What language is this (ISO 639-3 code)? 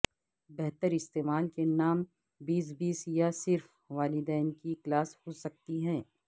urd